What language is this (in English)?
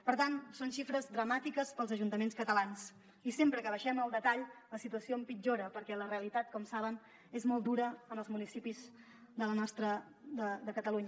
Catalan